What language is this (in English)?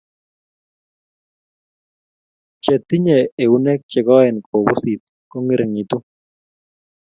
Kalenjin